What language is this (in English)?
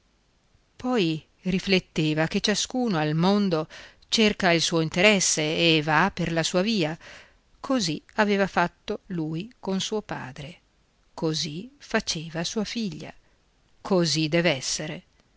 Italian